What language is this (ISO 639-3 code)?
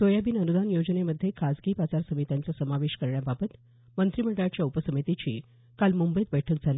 mar